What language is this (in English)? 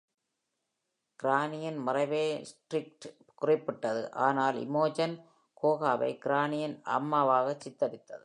Tamil